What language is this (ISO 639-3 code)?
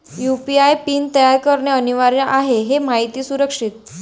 mar